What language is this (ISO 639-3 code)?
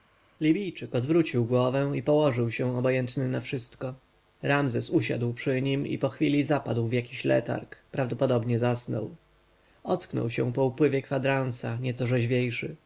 pol